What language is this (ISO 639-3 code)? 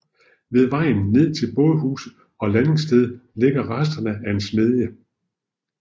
dan